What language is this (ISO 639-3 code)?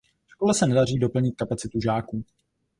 ces